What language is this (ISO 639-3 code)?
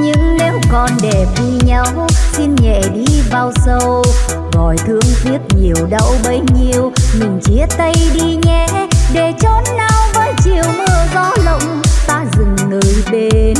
vie